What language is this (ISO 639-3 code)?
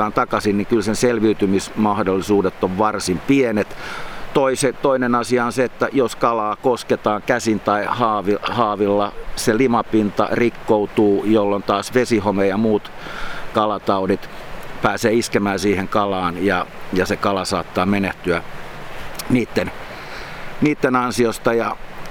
fin